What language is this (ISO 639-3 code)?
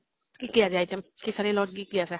asm